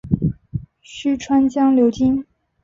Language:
Chinese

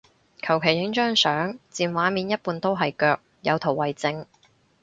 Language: Cantonese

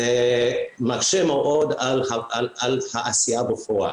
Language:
Hebrew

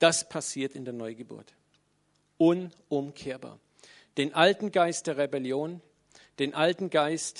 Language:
German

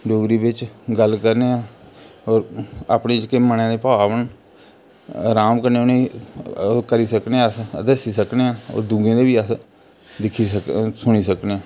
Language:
Dogri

